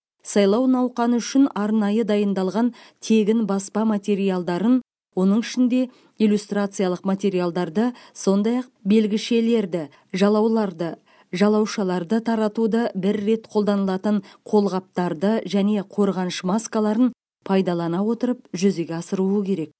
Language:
Kazakh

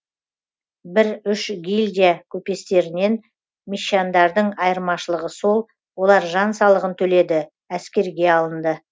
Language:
Kazakh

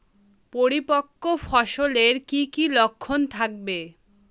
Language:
Bangla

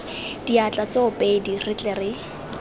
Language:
Tswana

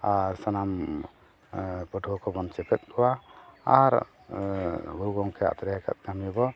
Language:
Santali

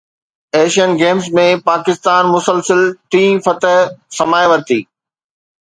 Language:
Sindhi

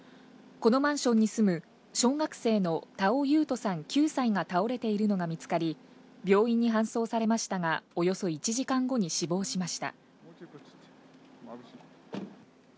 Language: Japanese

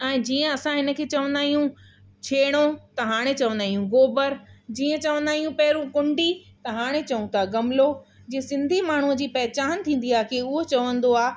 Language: Sindhi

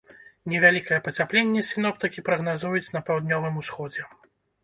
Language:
Belarusian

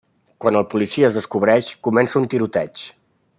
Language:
Catalan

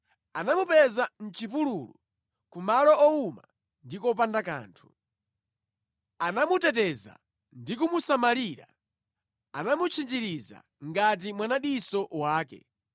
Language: Nyanja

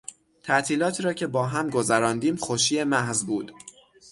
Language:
Persian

